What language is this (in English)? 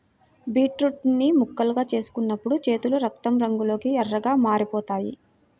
Telugu